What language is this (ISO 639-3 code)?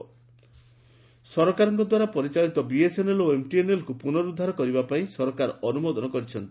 ori